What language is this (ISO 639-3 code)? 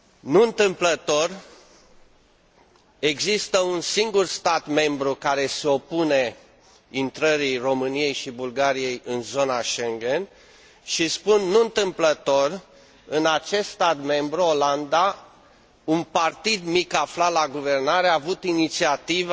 ron